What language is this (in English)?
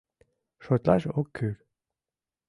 Mari